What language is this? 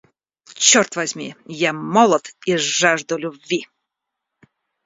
Russian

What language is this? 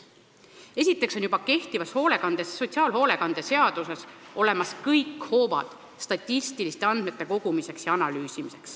Estonian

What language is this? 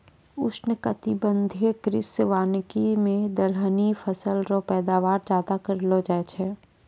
Maithili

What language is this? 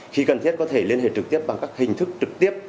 Vietnamese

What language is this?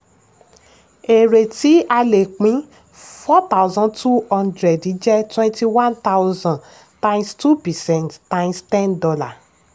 Yoruba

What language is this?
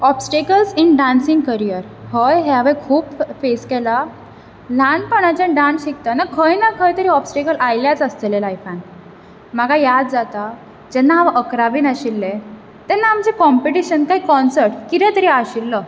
Konkani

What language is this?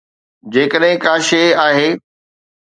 Sindhi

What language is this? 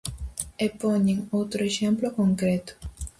Galician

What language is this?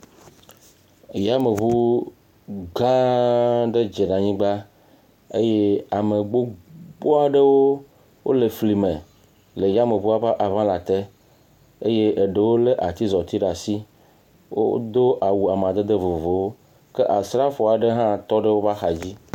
Ewe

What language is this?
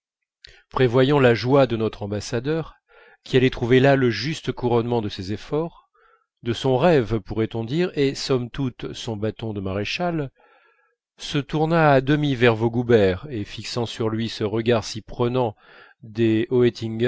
French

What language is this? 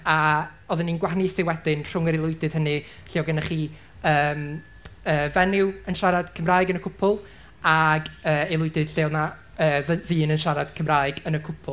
Welsh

